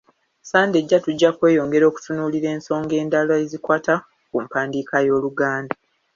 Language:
Ganda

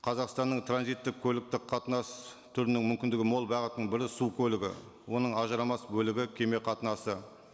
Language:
Kazakh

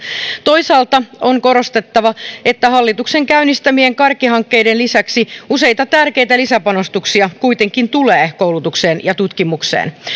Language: Finnish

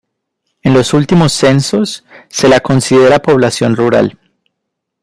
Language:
Spanish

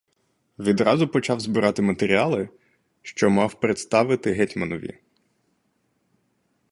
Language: Ukrainian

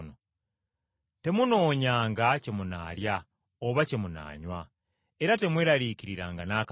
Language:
Ganda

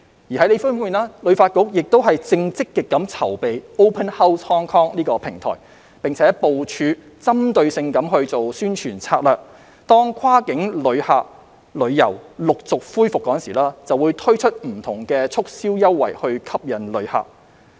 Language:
Cantonese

